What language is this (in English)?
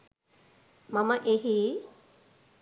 Sinhala